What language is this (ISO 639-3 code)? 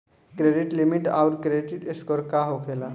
bho